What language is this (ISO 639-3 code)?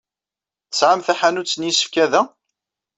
kab